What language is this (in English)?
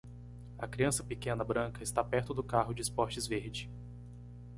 Portuguese